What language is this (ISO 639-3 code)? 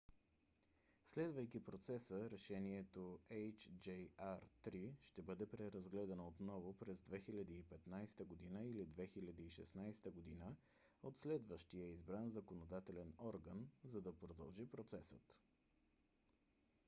bul